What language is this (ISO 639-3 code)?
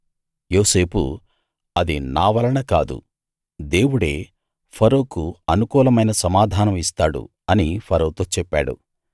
tel